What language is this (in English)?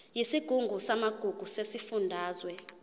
Zulu